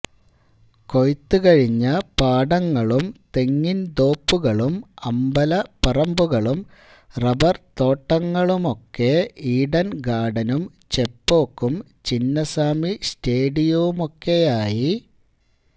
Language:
Malayalam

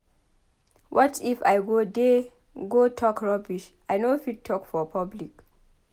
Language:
Nigerian Pidgin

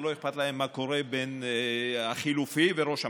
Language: Hebrew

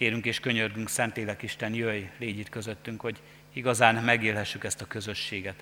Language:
Hungarian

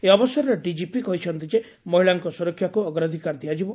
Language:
Odia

